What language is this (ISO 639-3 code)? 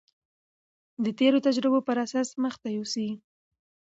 pus